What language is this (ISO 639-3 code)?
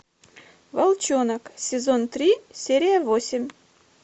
rus